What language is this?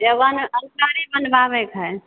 Maithili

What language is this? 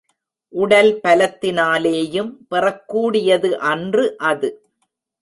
Tamil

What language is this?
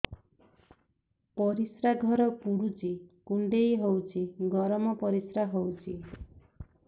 Odia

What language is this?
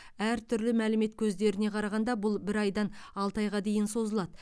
Kazakh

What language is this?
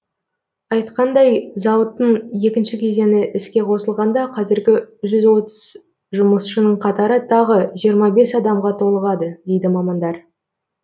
Kazakh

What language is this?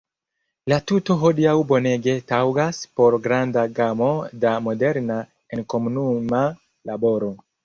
Esperanto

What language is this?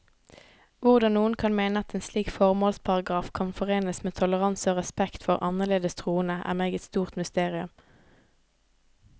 Norwegian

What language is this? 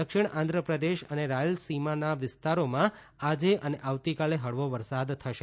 Gujarati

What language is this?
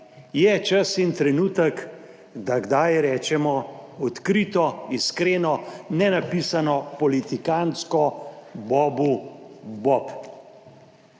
Slovenian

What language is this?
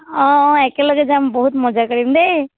Assamese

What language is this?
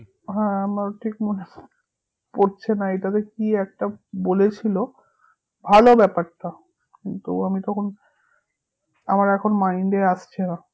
Bangla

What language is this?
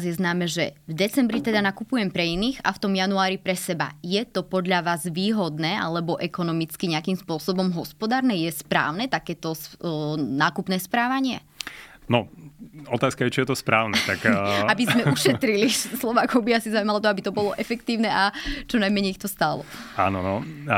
Slovak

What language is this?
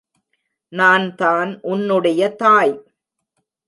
Tamil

